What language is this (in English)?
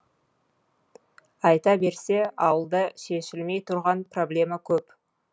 Kazakh